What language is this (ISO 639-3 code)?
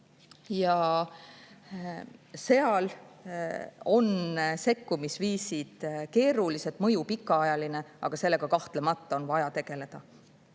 est